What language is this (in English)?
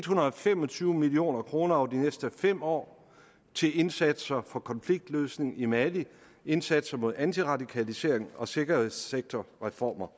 Danish